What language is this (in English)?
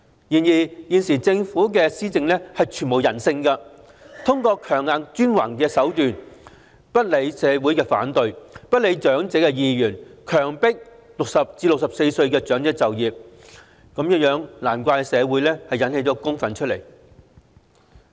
Cantonese